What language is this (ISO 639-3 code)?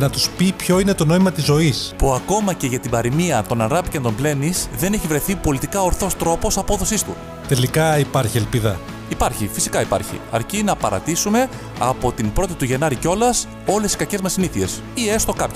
ell